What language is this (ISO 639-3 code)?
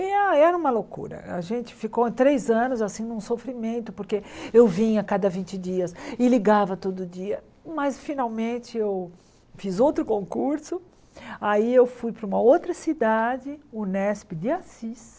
por